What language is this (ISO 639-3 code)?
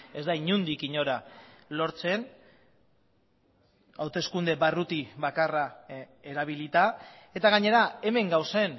eus